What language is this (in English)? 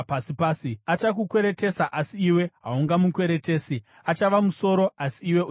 Shona